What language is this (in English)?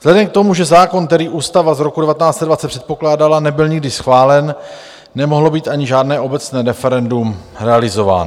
Czech